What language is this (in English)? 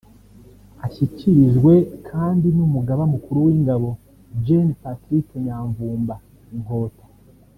Kinyarwanda